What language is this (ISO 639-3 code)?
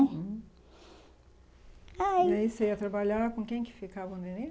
por